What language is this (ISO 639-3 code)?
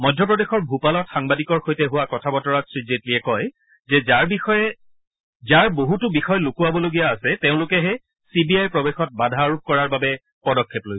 asm